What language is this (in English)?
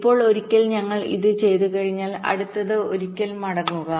Malayalam